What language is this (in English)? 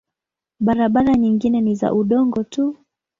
Swahili